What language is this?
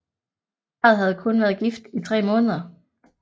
Danish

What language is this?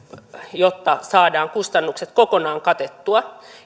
Finnish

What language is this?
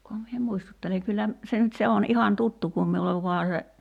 Finnish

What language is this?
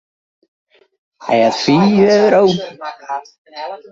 Western Frisian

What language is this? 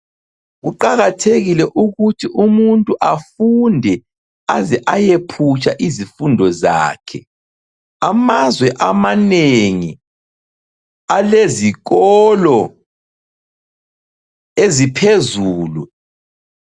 North Ndebele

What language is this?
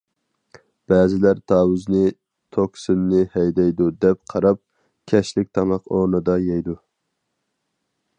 Uyghur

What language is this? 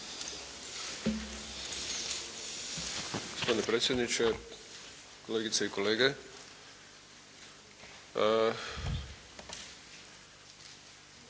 Croatian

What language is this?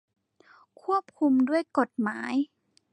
Thai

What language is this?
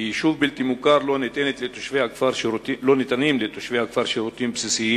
Hebrew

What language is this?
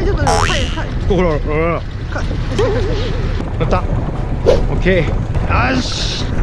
Japanese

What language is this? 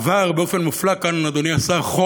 Hebrew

